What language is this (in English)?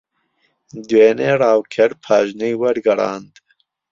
Central Kurdish